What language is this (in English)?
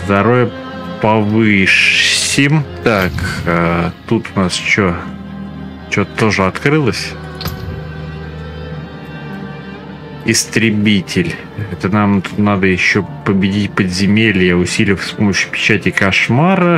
Russian